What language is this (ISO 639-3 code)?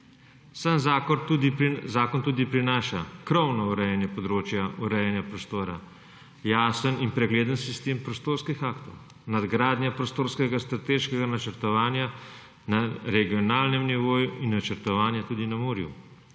slv